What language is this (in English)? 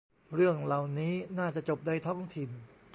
Thai